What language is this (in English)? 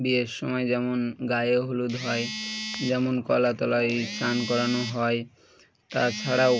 Bangla